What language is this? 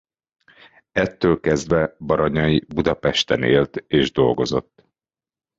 Hungarian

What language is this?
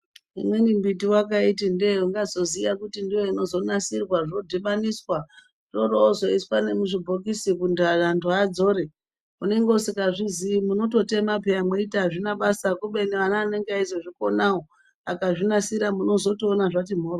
Ndau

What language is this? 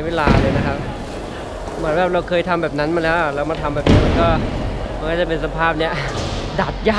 Thai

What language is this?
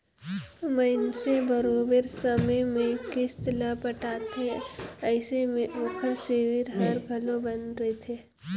Chhattisgarhi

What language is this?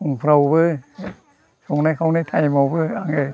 Bodo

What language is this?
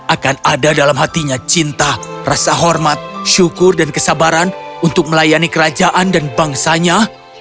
Indonesian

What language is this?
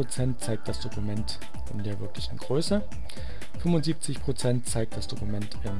German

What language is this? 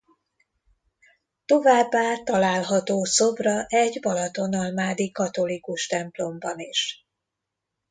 Hungarian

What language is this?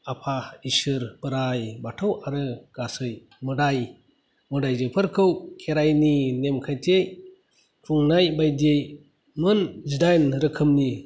Bodo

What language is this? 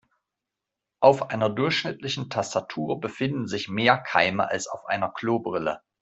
German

